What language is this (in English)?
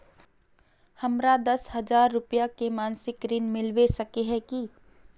Magahi